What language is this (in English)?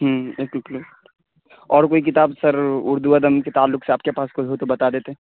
Urdu